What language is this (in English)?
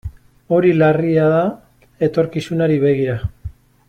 Basque